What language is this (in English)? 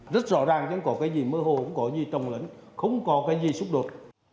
Vietnamese